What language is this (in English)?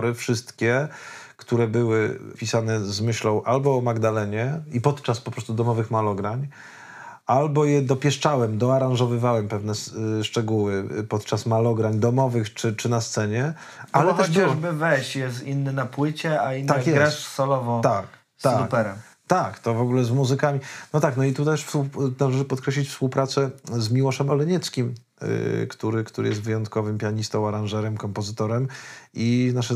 Polish